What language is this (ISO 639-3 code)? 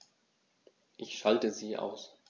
deu